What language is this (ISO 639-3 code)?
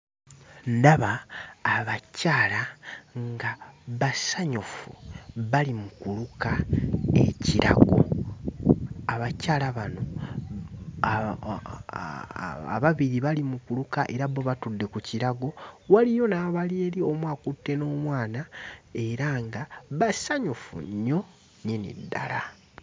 lug